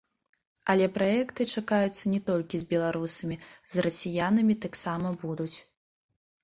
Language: Belarusian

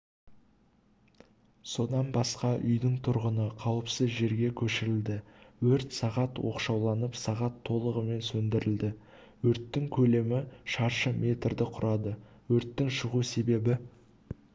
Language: Kazakh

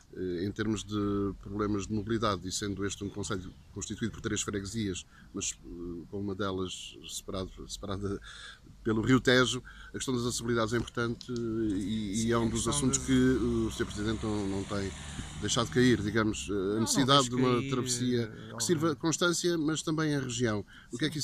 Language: Portuguese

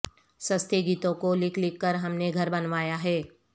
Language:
Urdu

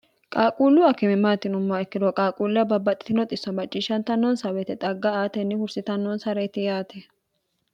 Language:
Sidamo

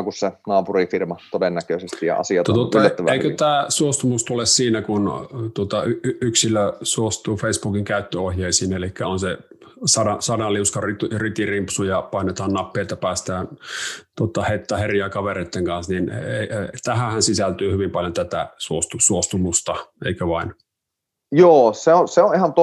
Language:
Finnish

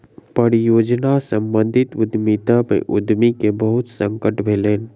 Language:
Maithili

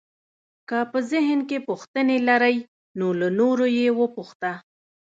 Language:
Pashto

